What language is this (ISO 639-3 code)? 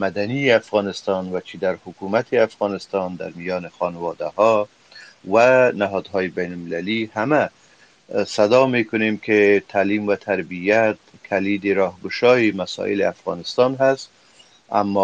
fas